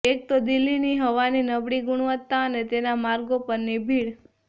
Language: Gujarati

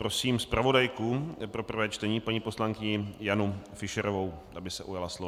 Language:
Czech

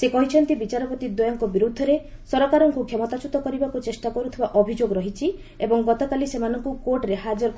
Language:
Odia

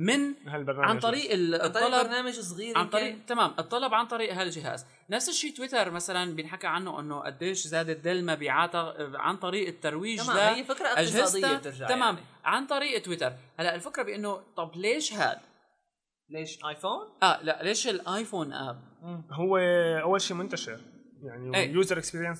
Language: Arabic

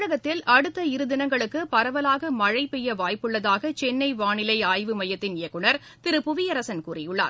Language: Tamil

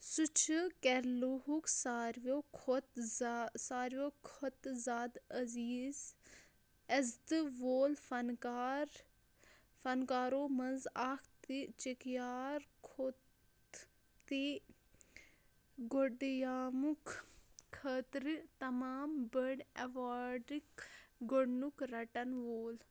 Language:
Kashmiri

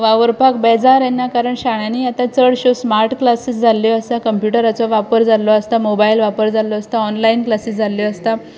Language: Konkani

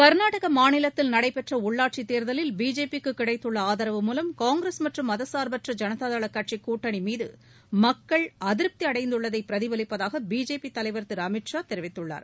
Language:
Tamil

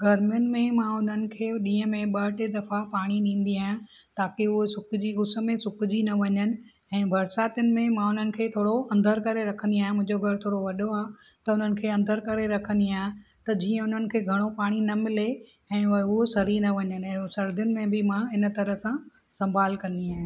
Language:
Sindhi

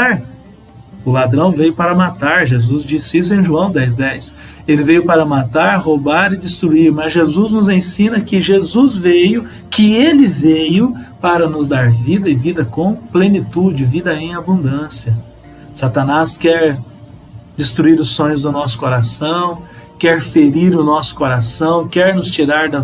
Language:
Portuguese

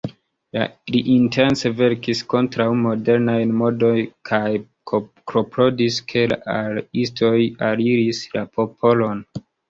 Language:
Esperanto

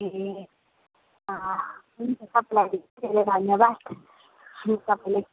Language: Nepali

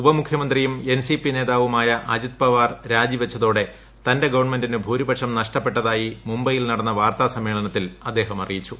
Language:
Malayalam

